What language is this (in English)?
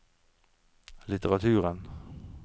Norwegian